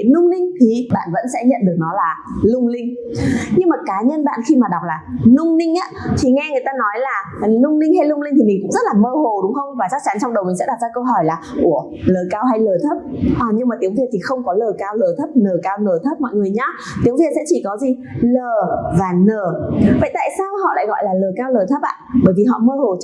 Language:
Vietnamese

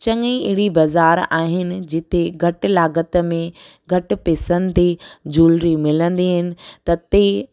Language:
Sindhi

